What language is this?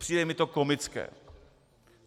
Czech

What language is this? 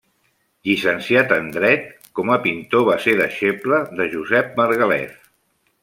Catalan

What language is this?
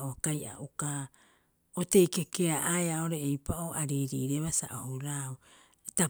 Rapoisi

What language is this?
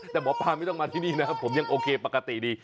Thai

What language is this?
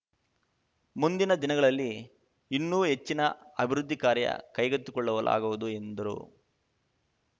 Kannada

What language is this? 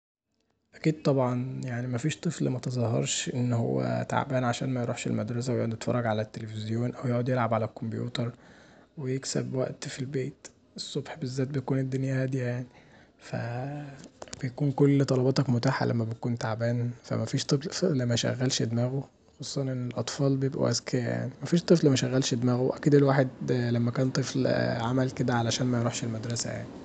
Egyptian Arabic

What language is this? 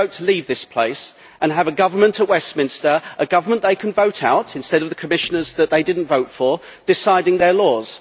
English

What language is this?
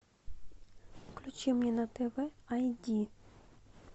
Russian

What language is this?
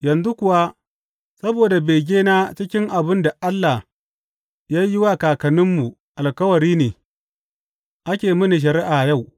Hausa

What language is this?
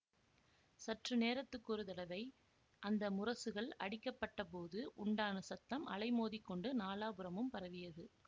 Tamil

